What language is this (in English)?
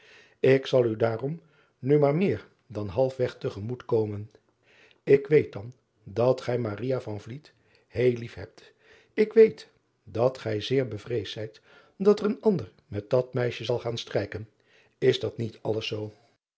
Dutch